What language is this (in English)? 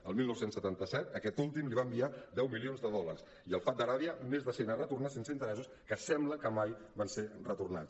Catalan